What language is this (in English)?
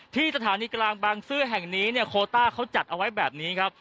Thai